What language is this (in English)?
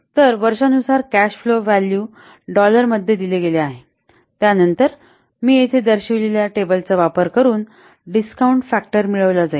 Marathi